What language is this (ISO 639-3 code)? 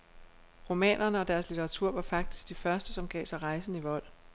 dan